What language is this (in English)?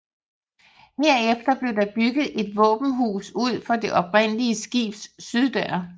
Danish